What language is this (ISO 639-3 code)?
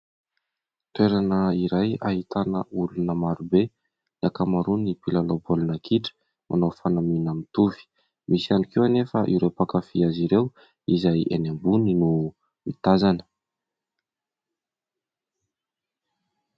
mlg